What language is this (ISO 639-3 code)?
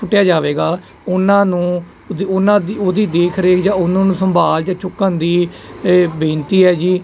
pan